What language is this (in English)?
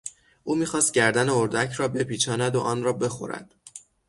Persian